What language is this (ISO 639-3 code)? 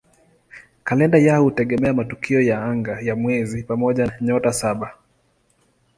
swa